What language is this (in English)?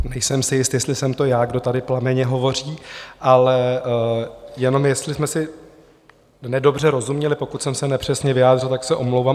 Czech